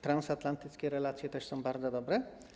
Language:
Polish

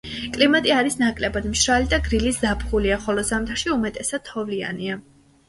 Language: Georgian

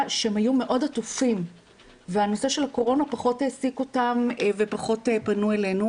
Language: Hebrew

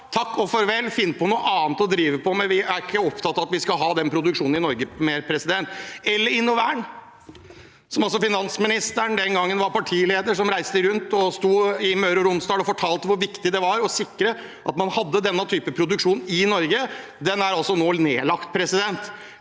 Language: Norwegian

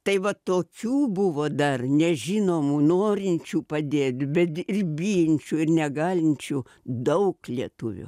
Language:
Lithuanian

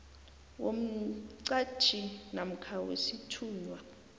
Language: South Ndebele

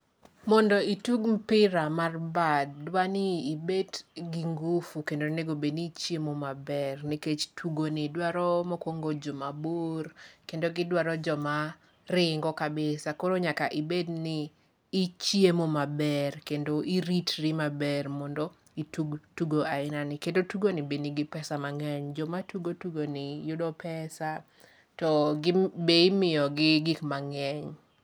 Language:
Luo (Kenya and Tanzania)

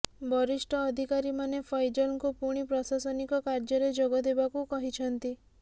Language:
Odia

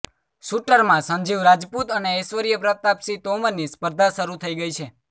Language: Gujarati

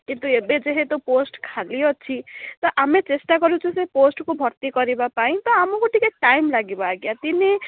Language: Odia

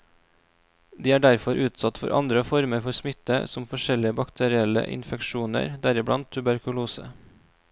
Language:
Norwegian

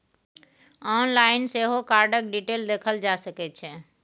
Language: Maithili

